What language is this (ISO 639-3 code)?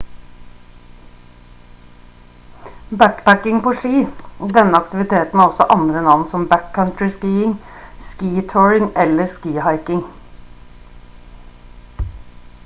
nob